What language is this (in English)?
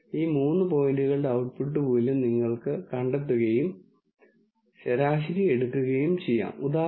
Malayalam